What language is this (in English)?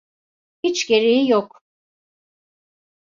Turkish